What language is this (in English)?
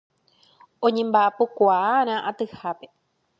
Guarani